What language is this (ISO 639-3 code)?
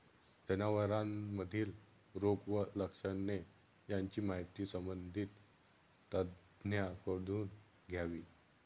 mar